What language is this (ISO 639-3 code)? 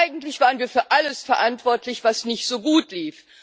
deu